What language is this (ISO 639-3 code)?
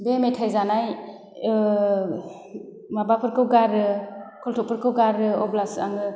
brx